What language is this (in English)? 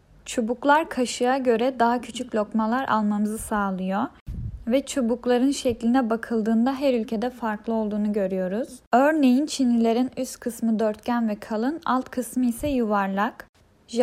Turkish